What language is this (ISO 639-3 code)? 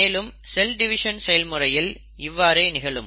tam